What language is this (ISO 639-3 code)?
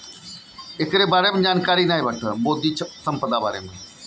bho